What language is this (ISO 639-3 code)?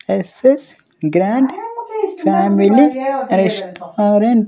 tel